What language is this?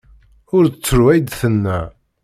Kabyle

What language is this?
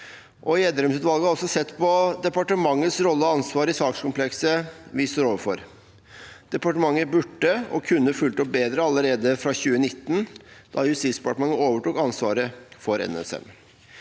Norwegian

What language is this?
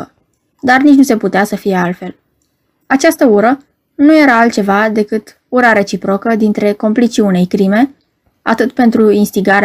Romanian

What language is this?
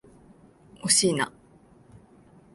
Japanese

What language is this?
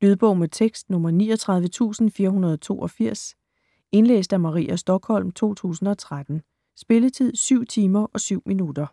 Danish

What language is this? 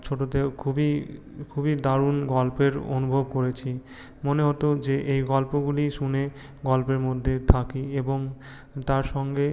Bangla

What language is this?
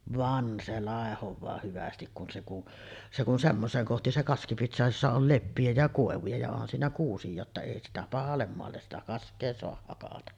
Finnish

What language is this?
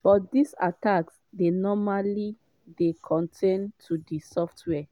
Nigerian Pidgin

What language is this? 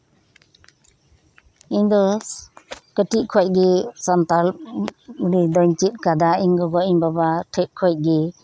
Santali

